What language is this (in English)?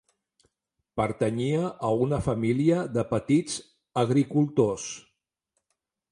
Catalan